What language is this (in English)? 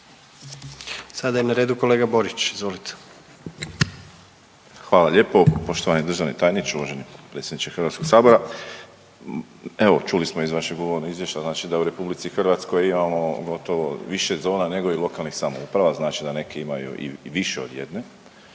Croatian